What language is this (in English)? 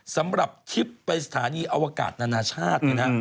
Thai